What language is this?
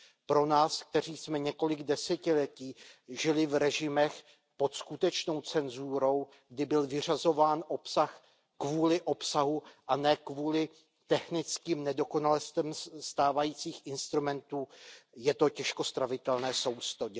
Czech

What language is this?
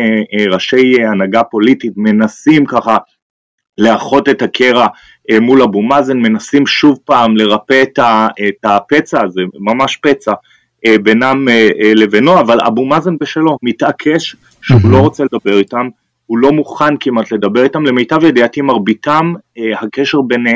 Hebrew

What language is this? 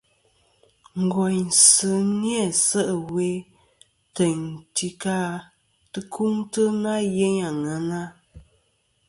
Kom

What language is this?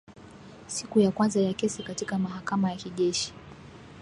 Swahili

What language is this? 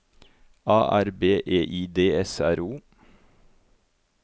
Norwegian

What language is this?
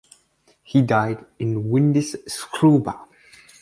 English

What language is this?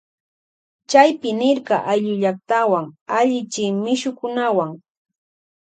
Loja Highland Quichua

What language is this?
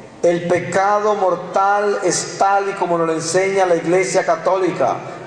Spanish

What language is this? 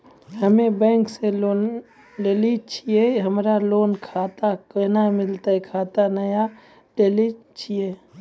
Maithili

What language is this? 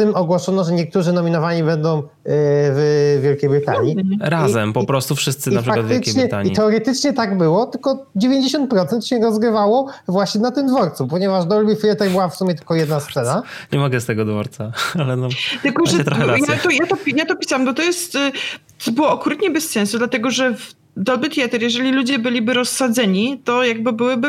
Polish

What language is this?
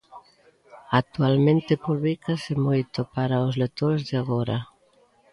Galician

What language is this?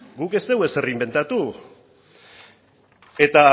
Basque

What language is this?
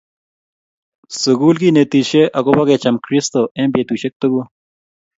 Kalenjin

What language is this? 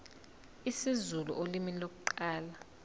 Zulu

